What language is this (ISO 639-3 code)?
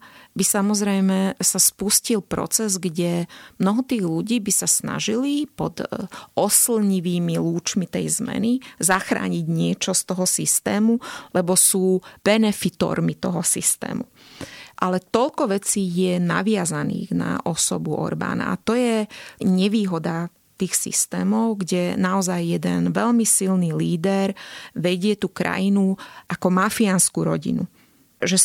slk